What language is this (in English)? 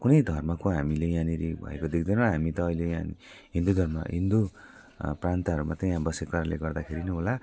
Nepali